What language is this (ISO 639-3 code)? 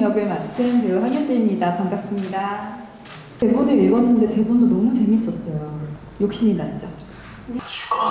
kor